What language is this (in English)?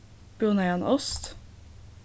Faroese